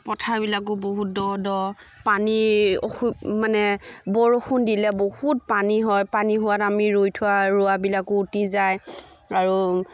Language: Assamese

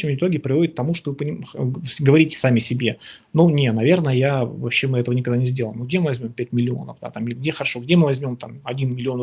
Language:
Russian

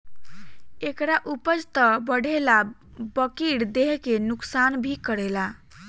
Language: Bhojpuri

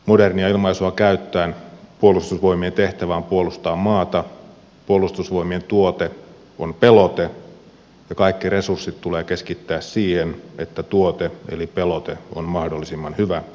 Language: Finnish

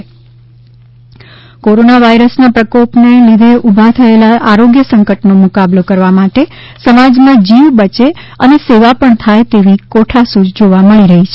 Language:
Gujarati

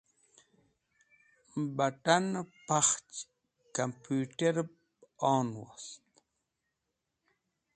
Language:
Wakhi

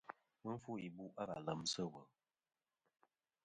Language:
Kom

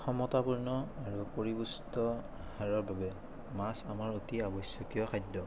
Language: Assamese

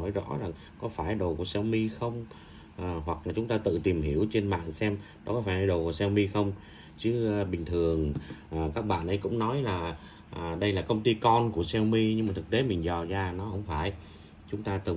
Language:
Vietnamese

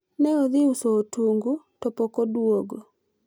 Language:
Luo (Kenya and Tanzania)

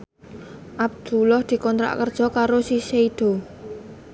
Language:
Javanese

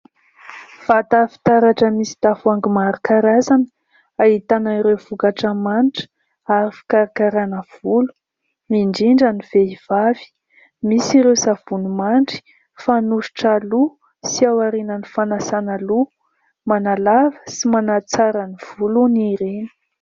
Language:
Malagasy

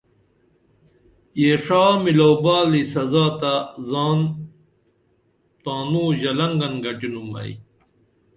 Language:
Dameli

